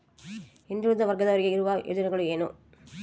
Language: Kannada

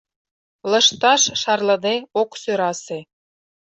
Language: Mari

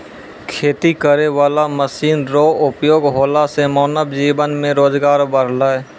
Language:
Maithili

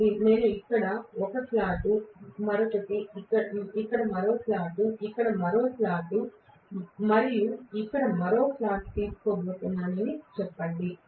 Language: Telugu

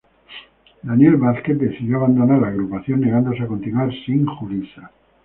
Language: Spanish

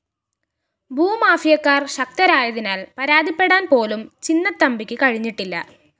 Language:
Malayalam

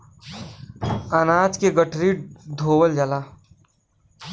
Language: Bhojpuri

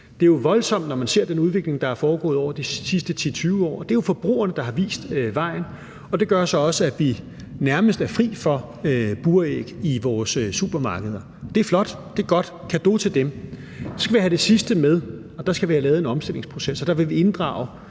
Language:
Danish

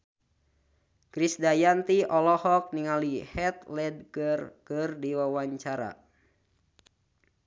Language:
Sundanese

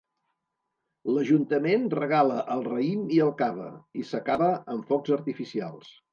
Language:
Catalan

